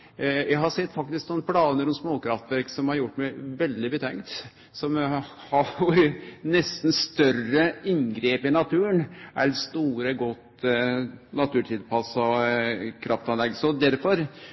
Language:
Norwegian Nynorsk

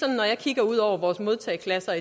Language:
Danish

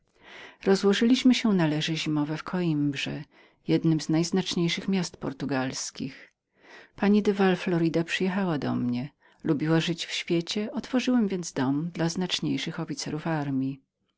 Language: Polish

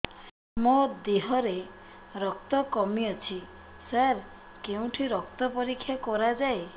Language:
Odia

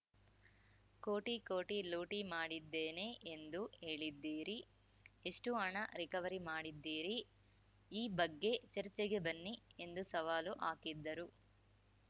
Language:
Kannada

